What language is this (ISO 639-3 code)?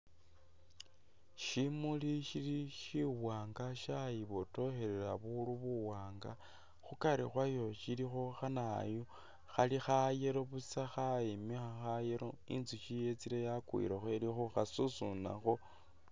myx